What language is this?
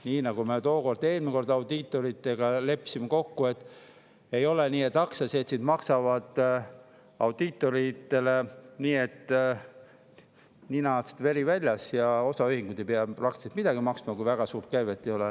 Estonian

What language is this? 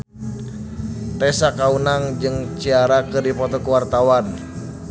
Sundanese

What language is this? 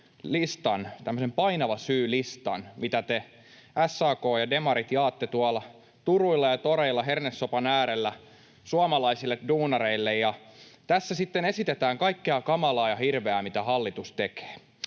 Finnish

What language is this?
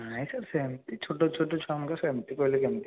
Odia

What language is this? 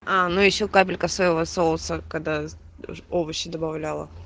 Russian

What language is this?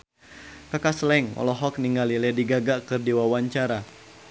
Sundanese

